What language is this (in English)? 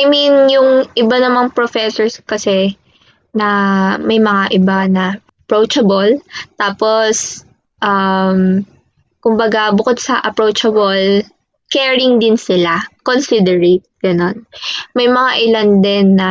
Filipino